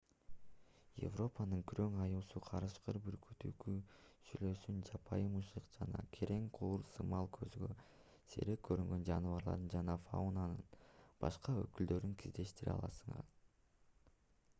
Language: Kyrgyz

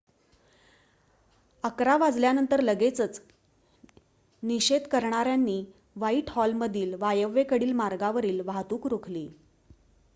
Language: Marathi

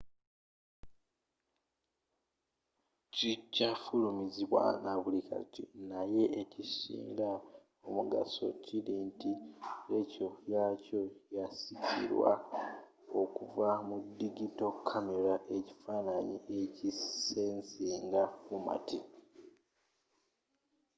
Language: Ganda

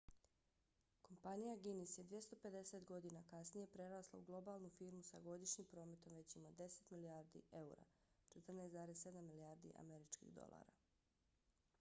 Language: Bosnian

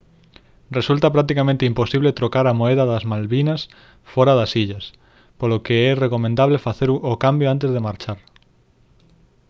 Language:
Galician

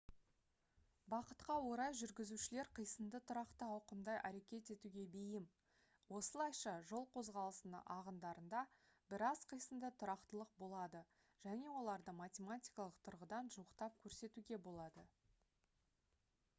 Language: Kazakh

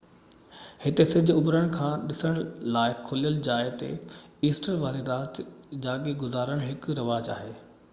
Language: Sindhi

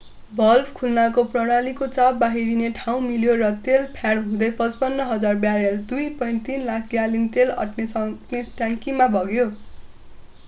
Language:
Nepali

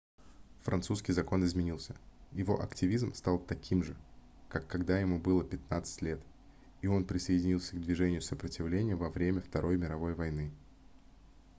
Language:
Russian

